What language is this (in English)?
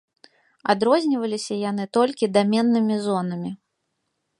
Belarusian